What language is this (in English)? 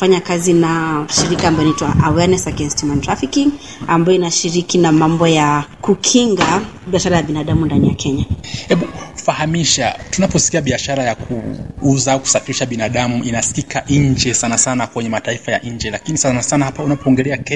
Swahili